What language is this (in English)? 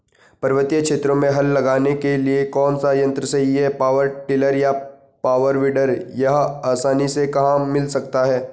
Hindi